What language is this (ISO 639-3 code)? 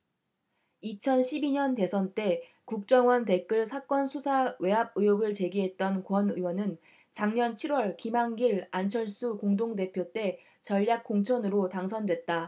kor